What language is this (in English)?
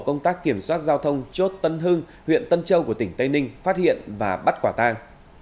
Vietnamese